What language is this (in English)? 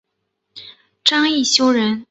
Chinese